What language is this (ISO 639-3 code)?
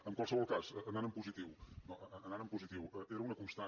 cat